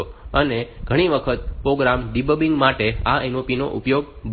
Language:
Gujarati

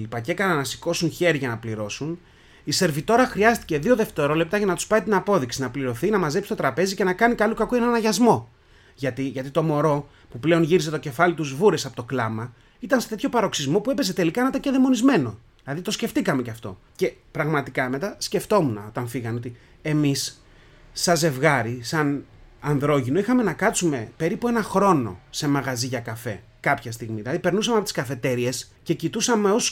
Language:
Greek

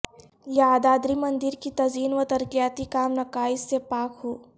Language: Urdu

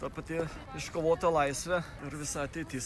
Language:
Lithuanian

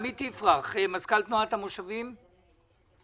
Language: Hebrew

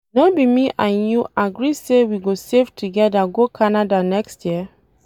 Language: Nigerian Pidgin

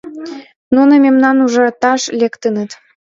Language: Mari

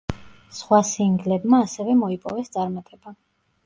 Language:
Georgian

